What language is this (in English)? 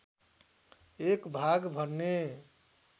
Nepali